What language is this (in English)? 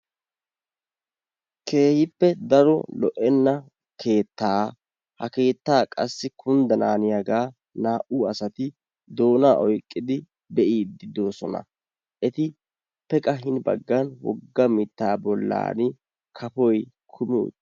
Wolaytta